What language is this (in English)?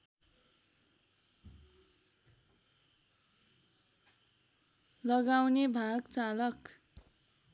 Nepali